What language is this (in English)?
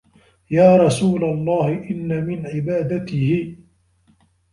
Arabic